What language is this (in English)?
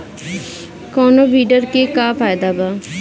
Bhojpuri